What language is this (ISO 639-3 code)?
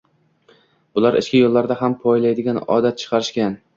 uzb